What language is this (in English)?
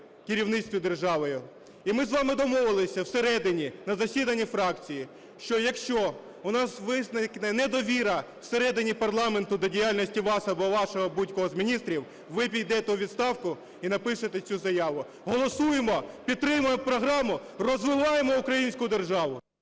Ukrainian